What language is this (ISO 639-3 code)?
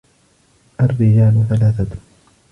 ara